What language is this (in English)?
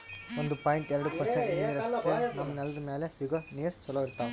Kannada